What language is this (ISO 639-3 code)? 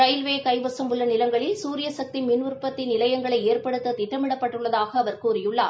tam